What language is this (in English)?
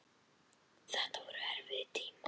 Icelandic